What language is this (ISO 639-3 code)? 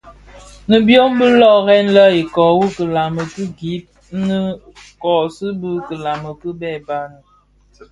ksf